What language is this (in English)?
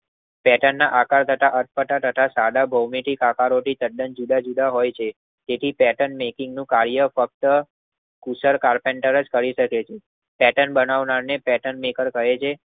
Gujarati